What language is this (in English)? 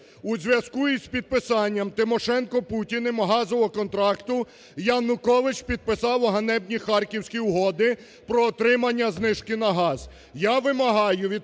Ukrainian